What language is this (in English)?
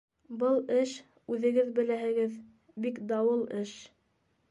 Bashkir